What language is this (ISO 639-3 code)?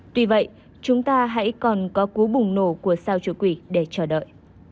vie